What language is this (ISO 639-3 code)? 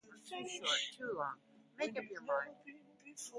eng